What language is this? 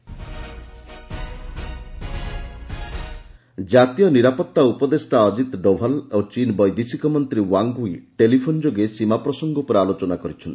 Odia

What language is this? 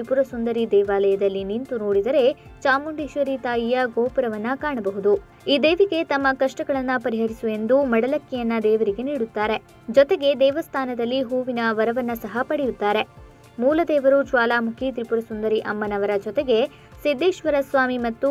Kannada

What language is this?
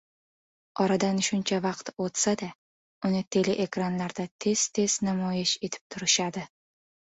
Uzbek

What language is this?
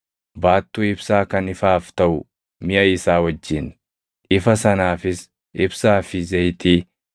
Oromo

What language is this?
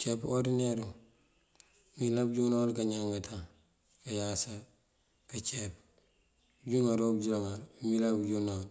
Mandjak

